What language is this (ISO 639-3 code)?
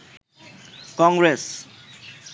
ben